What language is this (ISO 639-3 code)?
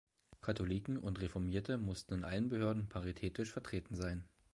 deu